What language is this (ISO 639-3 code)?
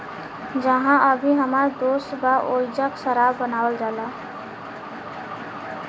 bho